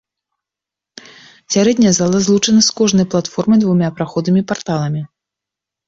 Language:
Belarusian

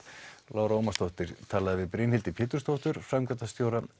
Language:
Icelandic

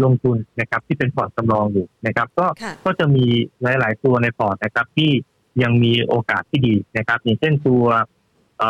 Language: Thai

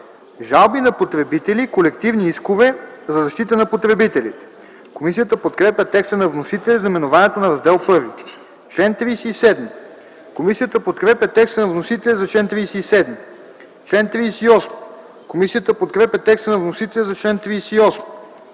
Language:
Bulgarian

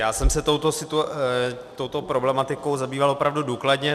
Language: Czech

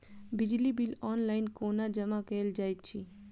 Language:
Maithili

